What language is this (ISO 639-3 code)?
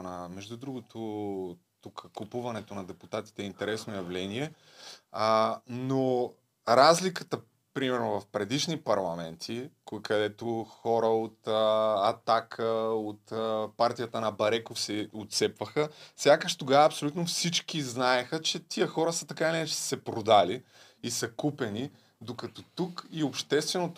bul